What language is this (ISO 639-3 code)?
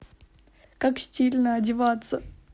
rus